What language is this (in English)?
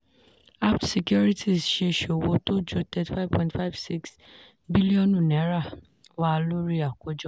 Yoruba